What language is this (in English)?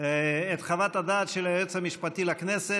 Hebrew